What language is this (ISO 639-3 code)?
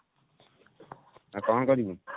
ori